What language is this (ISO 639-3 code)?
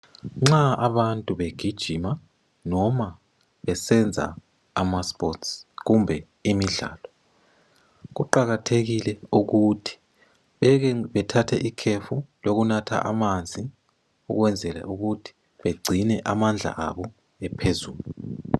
nde